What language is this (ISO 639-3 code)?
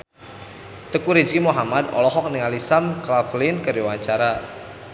sun